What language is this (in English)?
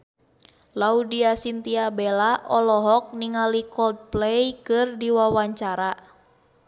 Sundanese